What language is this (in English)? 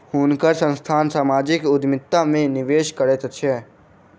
Maithili